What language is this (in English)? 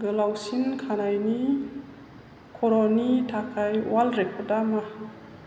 Bodo